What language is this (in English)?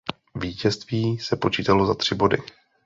Czech